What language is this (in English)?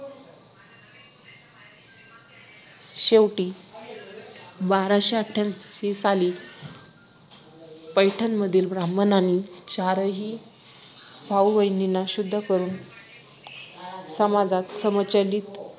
Marathi